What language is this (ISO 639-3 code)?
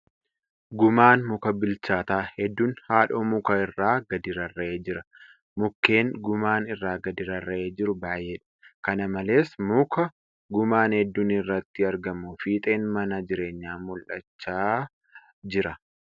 orm